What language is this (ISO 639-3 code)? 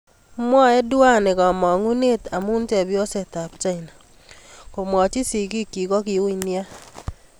kln